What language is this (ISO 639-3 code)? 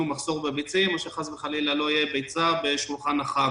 heb